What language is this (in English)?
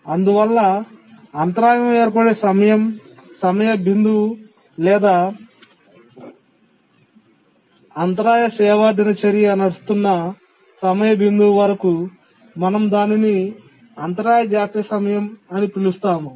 Telugu